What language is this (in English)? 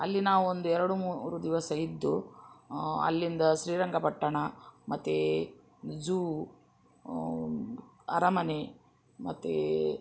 Kannada